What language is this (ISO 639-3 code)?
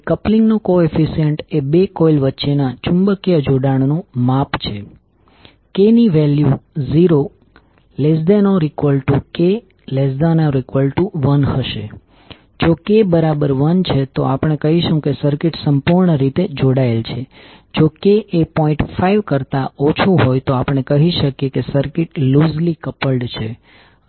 guj